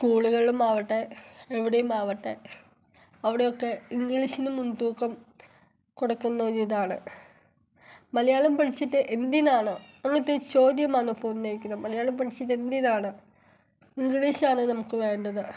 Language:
Malayalam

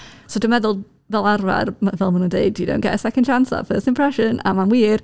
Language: Welsh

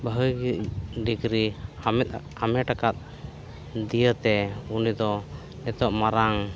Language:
Santali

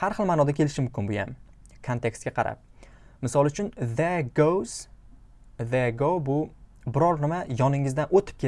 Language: Uzbek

